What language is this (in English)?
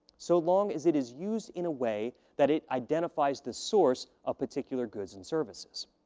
English